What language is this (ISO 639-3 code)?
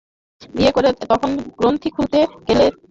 ben